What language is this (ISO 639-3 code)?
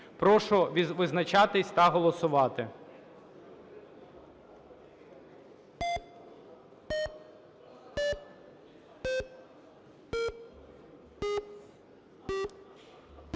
ukr